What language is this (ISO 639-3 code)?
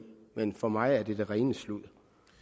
dan